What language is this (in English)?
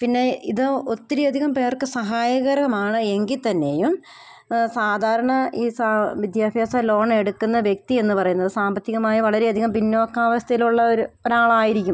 Malayalam